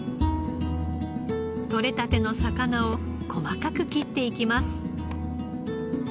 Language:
Japanese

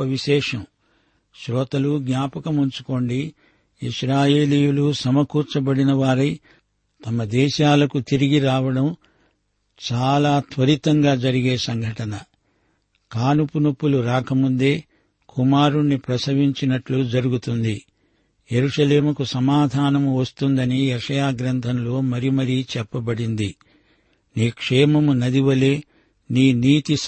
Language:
Telugu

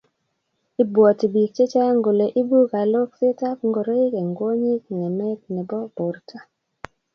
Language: Kalenjin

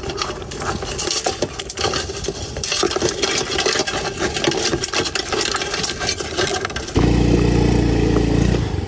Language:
Filipino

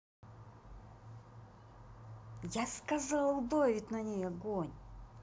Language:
Russian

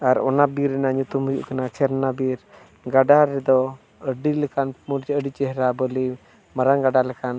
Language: Santali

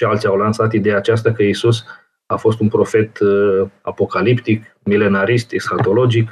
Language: Romanian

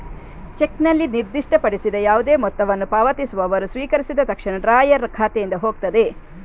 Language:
Kannada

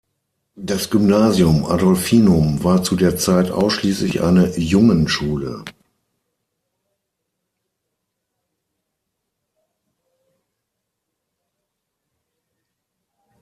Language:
German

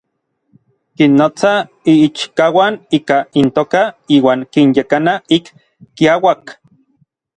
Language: Orizaba Nahuatl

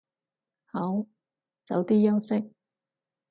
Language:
Cantonese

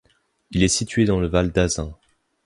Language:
French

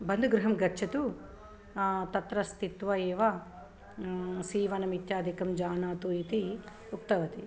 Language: Sanskrit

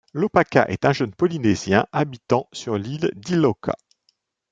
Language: French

